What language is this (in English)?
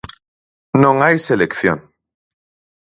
Galician